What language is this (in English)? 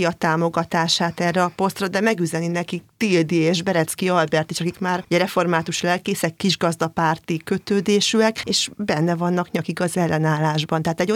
Hungarian